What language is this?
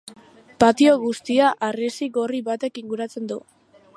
Basque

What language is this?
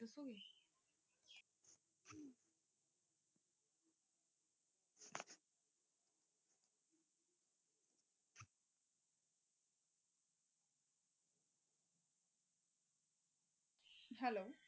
Punjabi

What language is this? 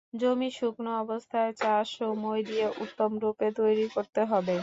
Bangla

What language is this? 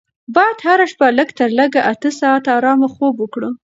Pashto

